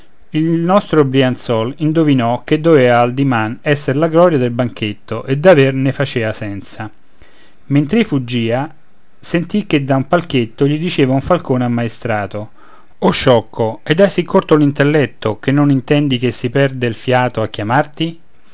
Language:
Italian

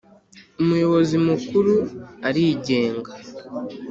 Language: Kinyarwanda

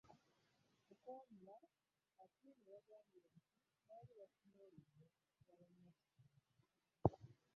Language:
Ganda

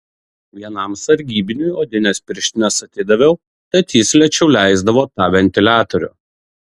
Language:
Lithuanian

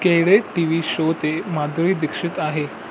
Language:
Sindhi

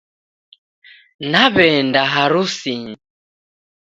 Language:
Taita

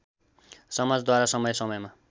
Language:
Nepali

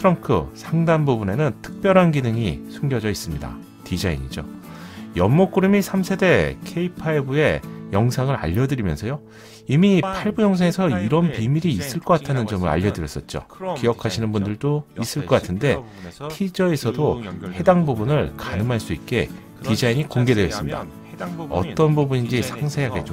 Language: Korean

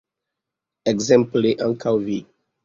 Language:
Esperanto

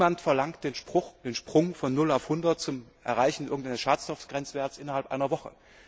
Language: German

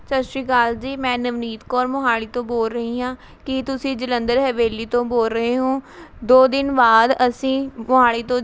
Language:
Punjabi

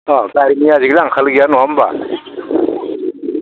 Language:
Bodo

